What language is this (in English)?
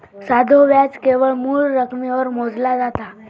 Marathi